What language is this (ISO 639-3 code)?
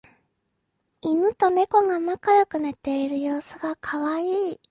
jpn